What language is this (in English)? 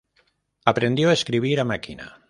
Spanish